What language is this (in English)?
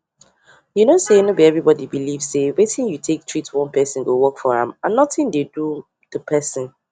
Nigerian Pidgin